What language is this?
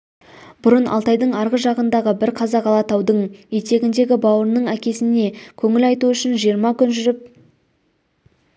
Kazakh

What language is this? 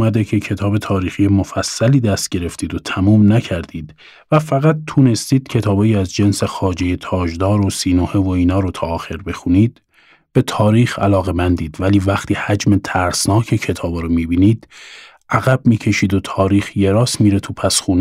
Persian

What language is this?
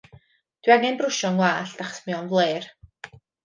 Welsh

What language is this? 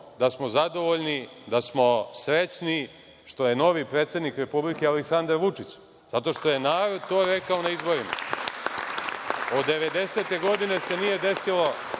Serbian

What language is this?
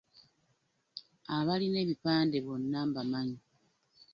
Ganda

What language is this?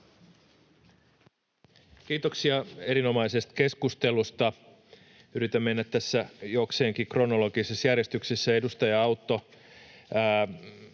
Finnish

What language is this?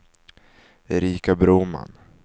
Swedish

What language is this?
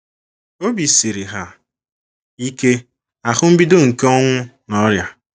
Igbo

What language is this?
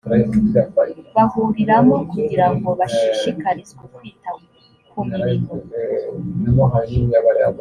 Kinyarwanda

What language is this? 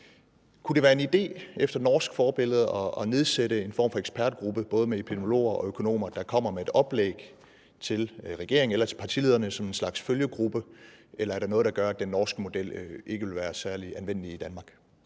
Danish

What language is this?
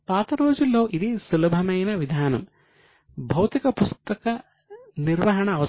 Telugu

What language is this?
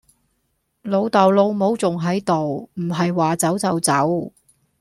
Cantonese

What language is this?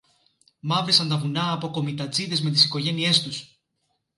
Greek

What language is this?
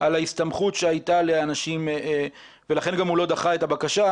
Hebrew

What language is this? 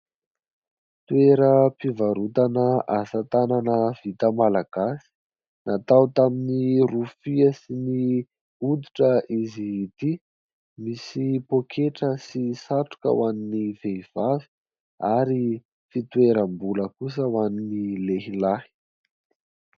Malagasy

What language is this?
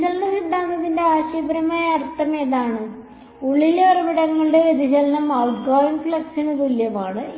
Malayalam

